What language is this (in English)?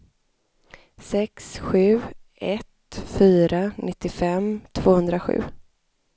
Swedish